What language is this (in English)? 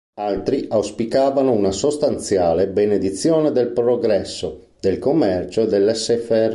Italian